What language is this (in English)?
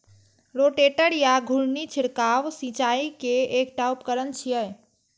Maithili